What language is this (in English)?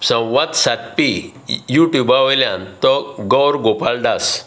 Konkani